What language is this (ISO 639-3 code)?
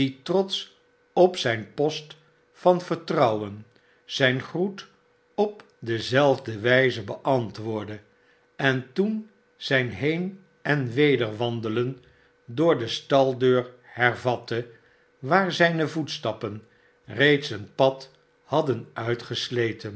nld